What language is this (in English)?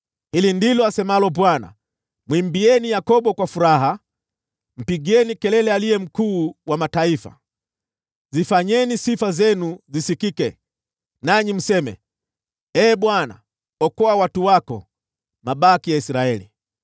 Swahili